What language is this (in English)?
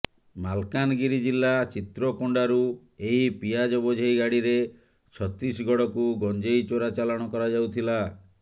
Odia